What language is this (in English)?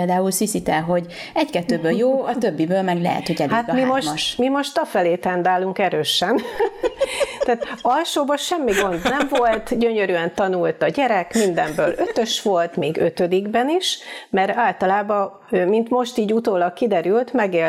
Hungarian